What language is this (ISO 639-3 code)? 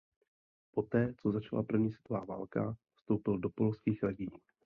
ces